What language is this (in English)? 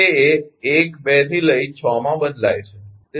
Gujarati